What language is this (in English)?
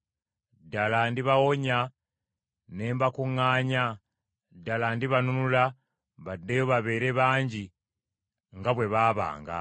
Ganda